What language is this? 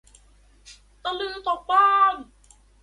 Thai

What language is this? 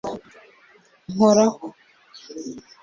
Kinyarwanda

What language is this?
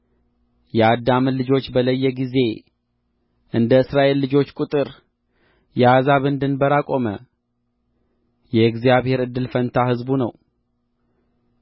Amharic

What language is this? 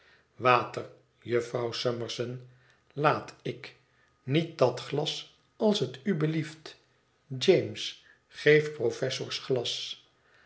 Dutch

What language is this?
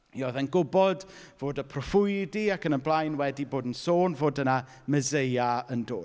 Welsh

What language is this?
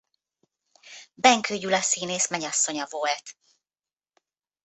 Hungarian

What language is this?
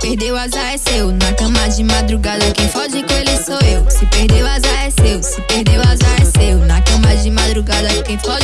Portuguese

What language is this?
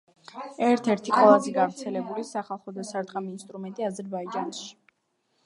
Georgian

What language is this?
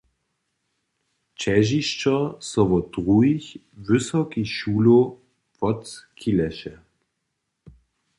Upper Sorbian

